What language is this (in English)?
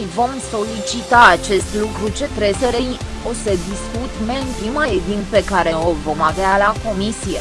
Romanian